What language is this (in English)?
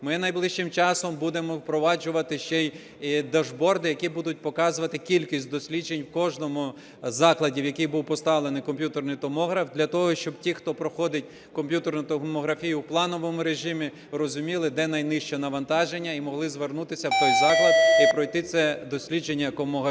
Ukrainian